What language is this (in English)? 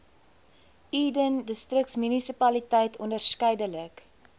Afrikaans